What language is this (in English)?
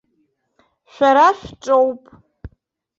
Abkhazian